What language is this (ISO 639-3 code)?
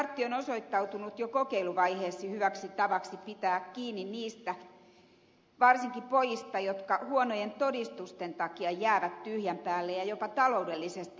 fin